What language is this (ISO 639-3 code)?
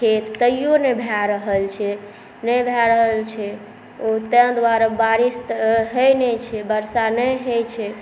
mai